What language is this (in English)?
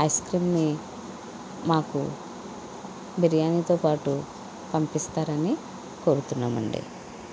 Telugu